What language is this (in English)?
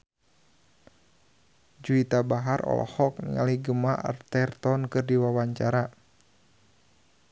Sundanese